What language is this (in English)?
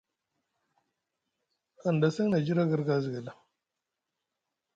Musgu